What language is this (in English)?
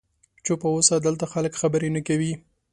Pashto